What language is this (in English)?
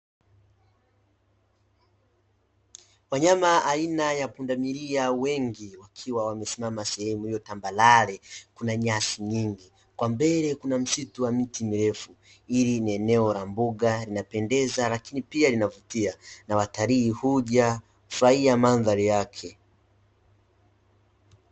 Swahili